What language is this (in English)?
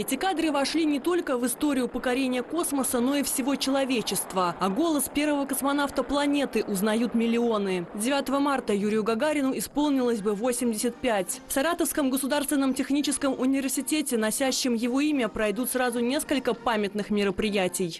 Russian